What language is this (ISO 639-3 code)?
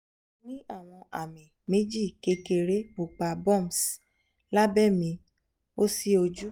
yor